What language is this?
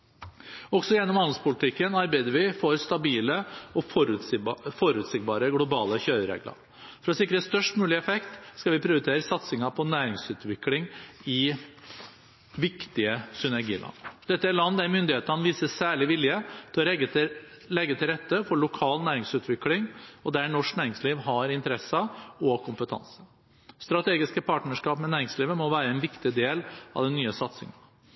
Norwegian Bokmål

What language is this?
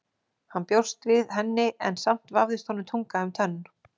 Icelandic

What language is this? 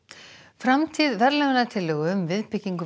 Icelandic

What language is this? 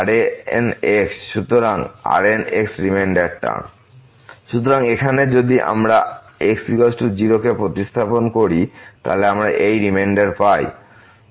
Bangla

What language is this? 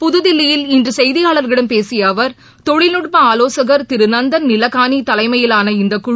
Tamil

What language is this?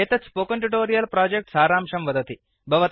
Sanskrit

